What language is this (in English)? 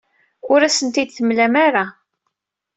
Kabyle